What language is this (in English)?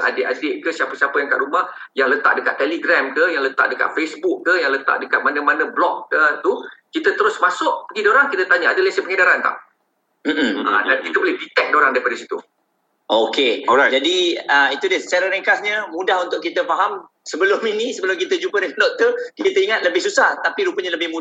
Malay